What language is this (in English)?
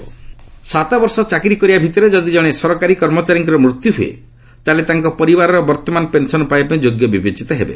Odia